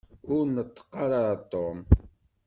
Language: Kabyle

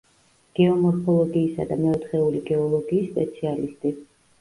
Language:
Georgian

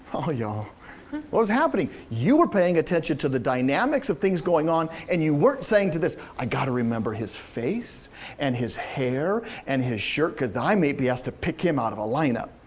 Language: English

